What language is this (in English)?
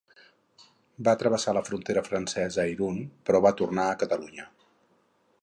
Catalan